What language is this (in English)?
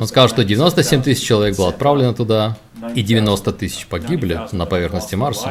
Russian